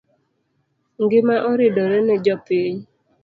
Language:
Luo (Kenya and Tanzania)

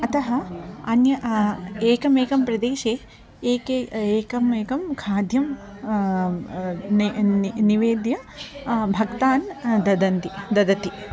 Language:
Sanskrit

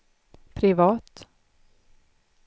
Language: Swedish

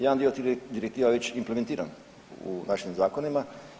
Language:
Croatian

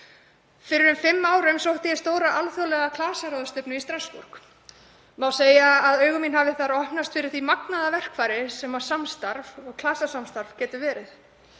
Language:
Icelandic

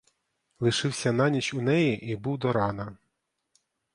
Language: Ukrainian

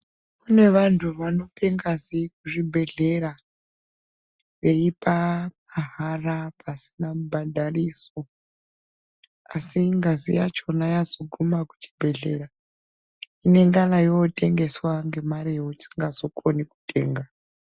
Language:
Ndau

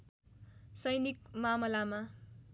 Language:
Nepali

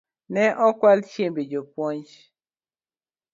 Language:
Luo (Kenya and Tanzania)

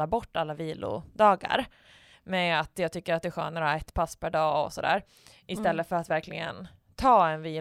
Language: Swedish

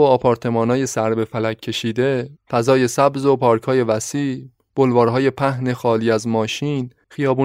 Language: Persian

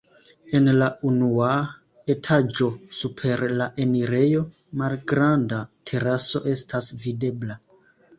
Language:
Esperanto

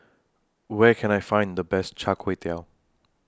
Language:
English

